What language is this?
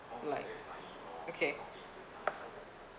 English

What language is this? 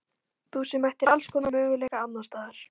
Icelandic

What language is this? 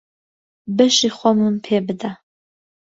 Central Kurdish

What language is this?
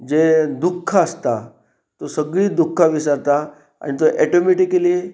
Konkani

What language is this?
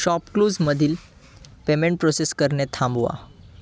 Marathi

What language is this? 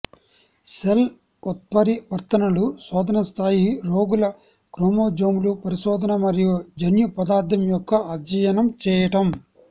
Telugu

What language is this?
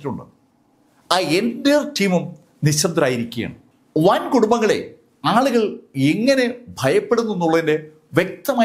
Malayalam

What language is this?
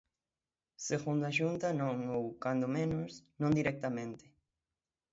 Galician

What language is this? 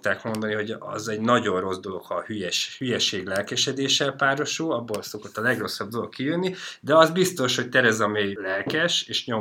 Hungarian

